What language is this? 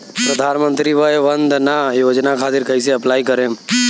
Bhojpuri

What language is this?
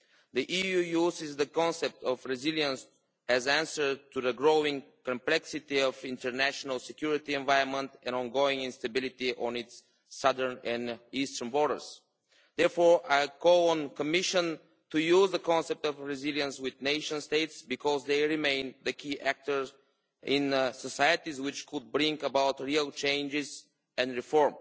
English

